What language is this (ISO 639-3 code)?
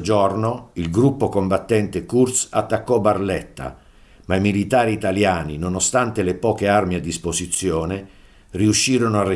ita